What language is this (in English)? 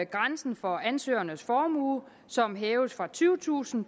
Danish